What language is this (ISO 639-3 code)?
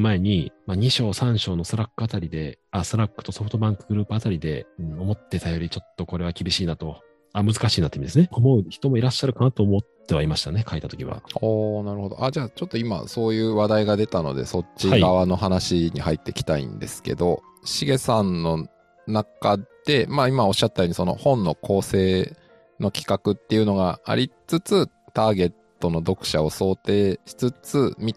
jpn